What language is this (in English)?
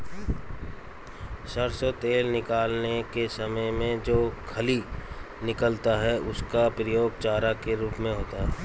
Hindi